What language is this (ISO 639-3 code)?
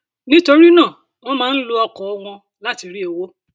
yor